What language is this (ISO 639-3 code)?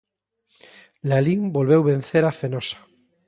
glg